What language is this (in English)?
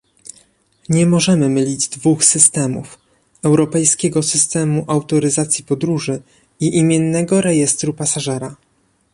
Polish